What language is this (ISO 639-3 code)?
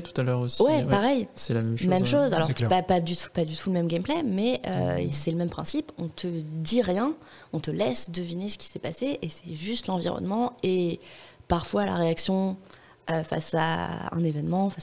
fra